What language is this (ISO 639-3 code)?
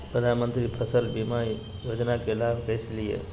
mag